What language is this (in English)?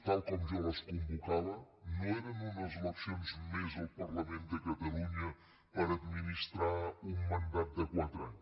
Catalan